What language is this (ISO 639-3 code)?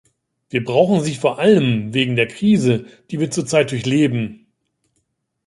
deu